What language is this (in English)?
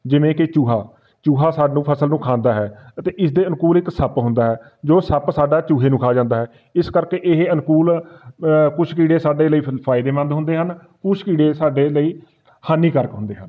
Punjabi